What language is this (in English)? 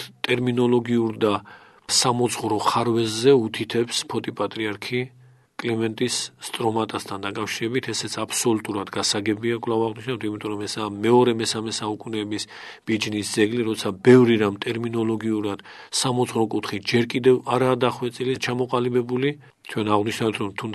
Romanian